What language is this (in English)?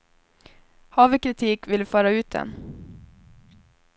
Swedish